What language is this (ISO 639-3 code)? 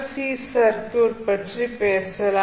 tam